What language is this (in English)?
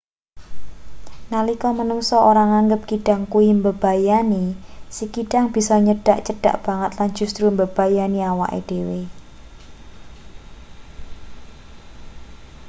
Javanese